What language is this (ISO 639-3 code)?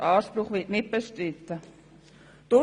gsw